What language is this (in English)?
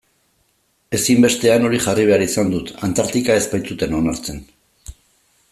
Basque